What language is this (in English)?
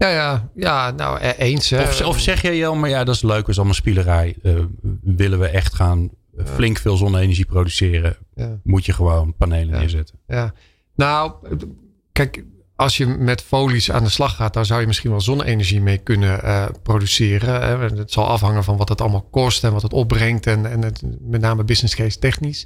Dutch